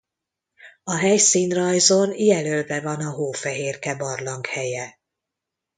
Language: Hungarian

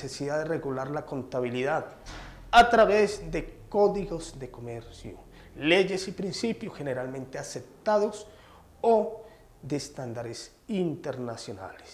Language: Spanish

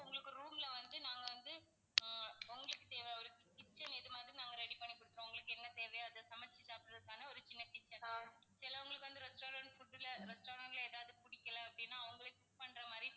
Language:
Tamil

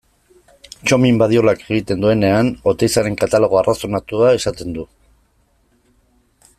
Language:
Basque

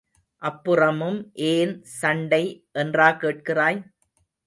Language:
Tamil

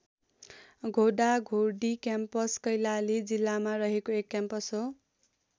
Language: Nepali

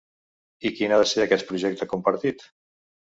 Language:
Catalan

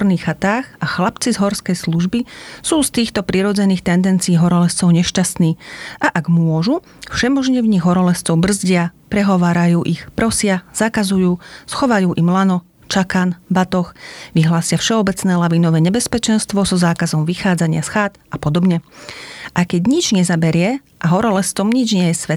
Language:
Slovak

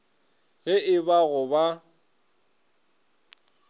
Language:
Northern Sotho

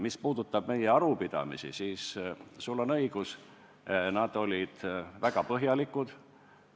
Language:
Estonian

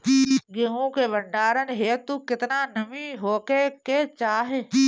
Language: Bhojpuri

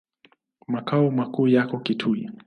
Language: Swahili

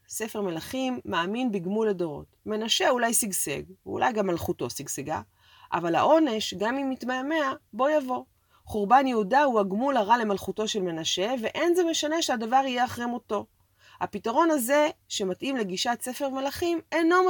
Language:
Hebrew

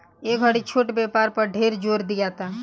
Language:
Bhojpuri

